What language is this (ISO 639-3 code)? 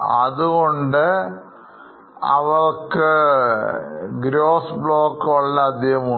mal